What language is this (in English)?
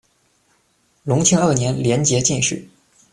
Chinese